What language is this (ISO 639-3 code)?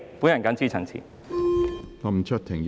yue